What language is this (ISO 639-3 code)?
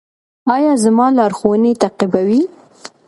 pus